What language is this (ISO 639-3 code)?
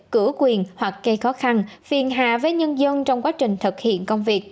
vie